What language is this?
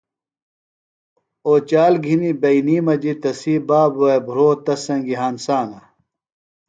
Phalura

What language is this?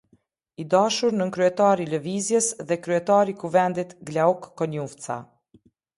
Albanian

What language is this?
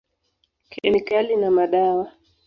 Swahili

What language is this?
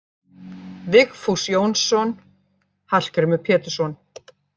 Icelandic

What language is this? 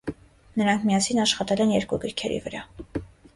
Armenian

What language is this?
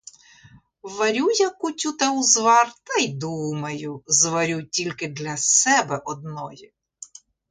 Ukrainian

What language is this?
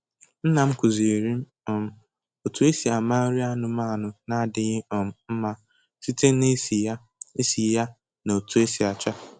Igbo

